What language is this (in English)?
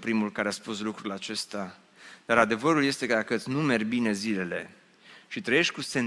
Romanian